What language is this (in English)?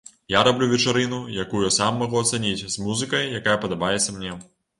Belarusian